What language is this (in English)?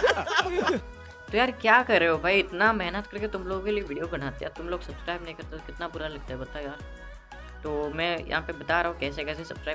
Hindi